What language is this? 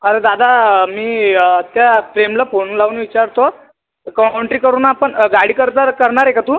Marathi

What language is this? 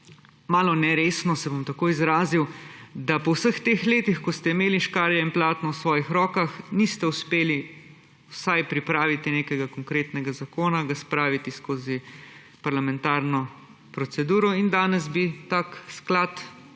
Slovenian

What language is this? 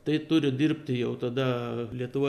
Lithuanian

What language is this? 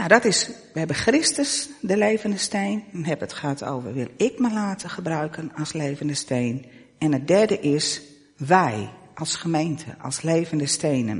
Dutch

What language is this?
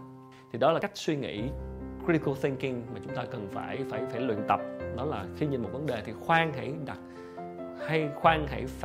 Vietnamese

